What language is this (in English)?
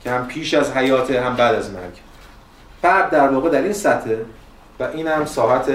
Persian